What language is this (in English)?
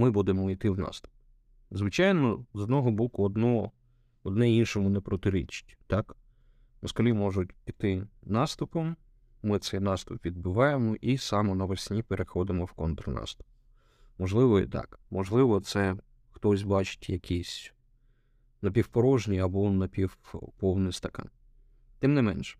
Ukrainian